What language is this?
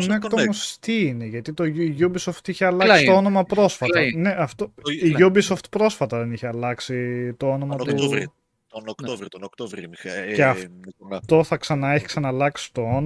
Greek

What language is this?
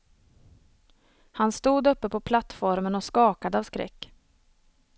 Swedish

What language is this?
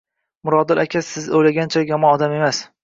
Uzbek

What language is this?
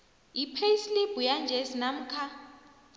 South Ndebele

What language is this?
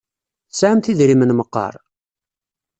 Kabyle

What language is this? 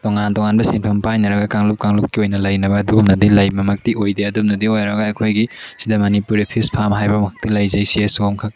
Manipuri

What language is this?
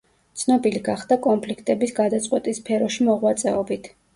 Georgian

